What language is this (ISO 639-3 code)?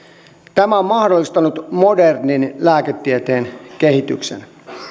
fin